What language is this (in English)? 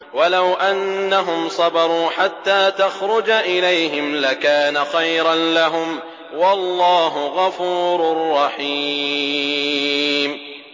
Arabic